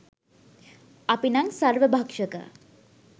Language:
Sinhala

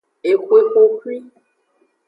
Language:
Aja (Benin)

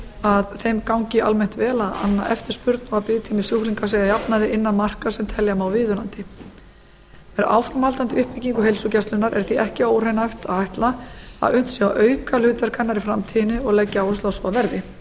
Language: Icelandic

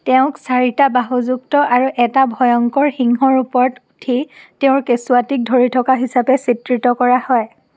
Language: Assamese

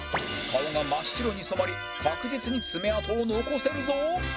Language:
Japanese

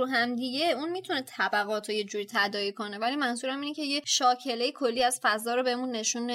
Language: Persian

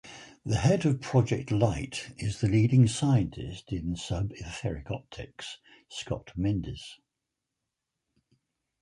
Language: English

